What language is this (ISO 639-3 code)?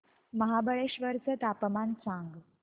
mar